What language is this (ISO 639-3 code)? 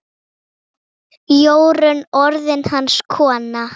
isl